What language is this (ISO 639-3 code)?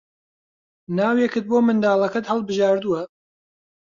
ckb